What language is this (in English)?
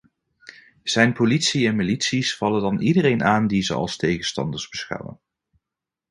Dutch